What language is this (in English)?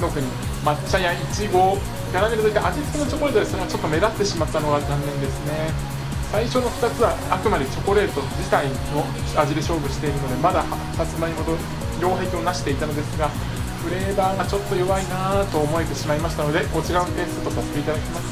Japanese